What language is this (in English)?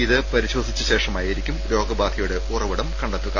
Malayalam